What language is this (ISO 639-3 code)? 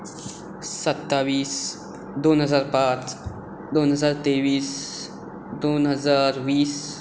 kok